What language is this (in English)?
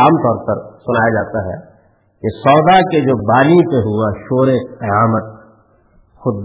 Urdu